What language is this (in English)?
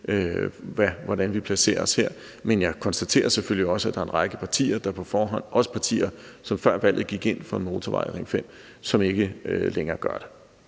Danish